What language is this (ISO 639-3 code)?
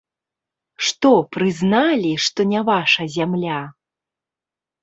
bel